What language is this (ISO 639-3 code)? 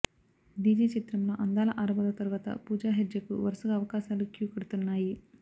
tel